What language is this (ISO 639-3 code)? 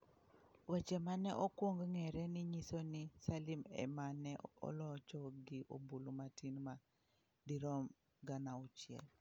luo